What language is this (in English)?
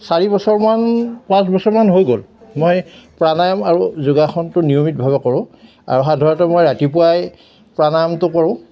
Assamese